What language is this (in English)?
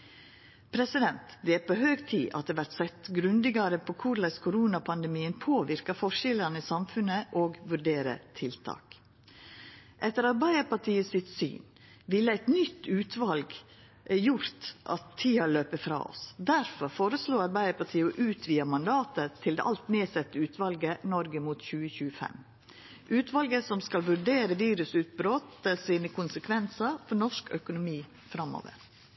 Norwegian Nynorsk